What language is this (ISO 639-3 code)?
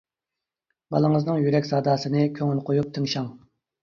uig